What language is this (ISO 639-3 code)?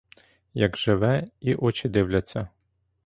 ukr